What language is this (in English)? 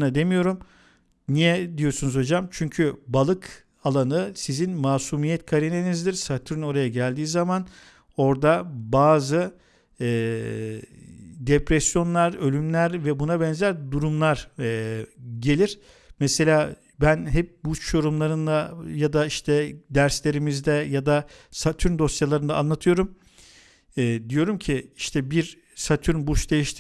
Turkish